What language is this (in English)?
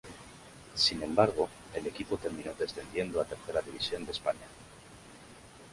Spanish